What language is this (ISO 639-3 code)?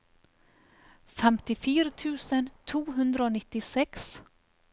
nor